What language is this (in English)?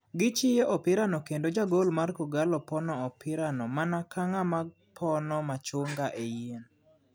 Luo (Kenya and Tanzania)